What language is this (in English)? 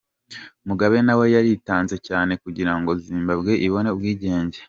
Kinyarwanda